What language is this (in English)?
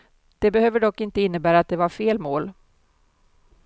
Swedish